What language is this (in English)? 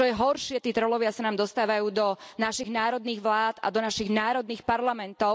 Slovak